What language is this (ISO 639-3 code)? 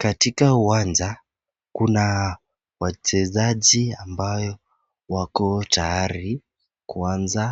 swa